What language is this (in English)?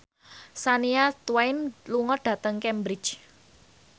Javanese